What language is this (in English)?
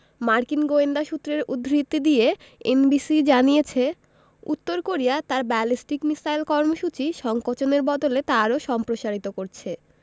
Bangla